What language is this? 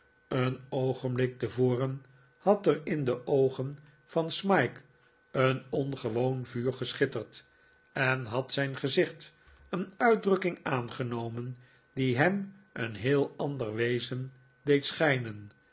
Dutch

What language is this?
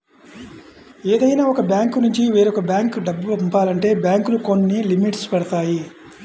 Telugu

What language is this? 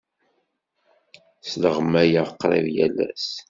Kabyle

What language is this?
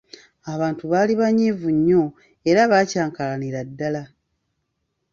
Ganda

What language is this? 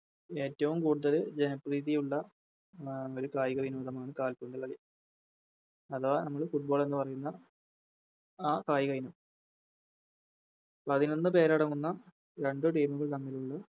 Malayalam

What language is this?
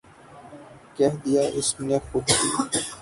Urdu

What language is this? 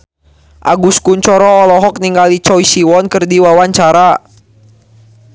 Sundanese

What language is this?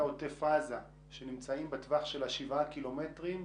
Hebrew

